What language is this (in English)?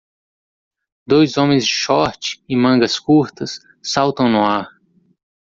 Portuguese